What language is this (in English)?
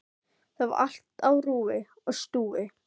Icelandic